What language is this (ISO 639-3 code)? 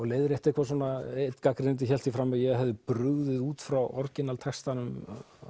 isl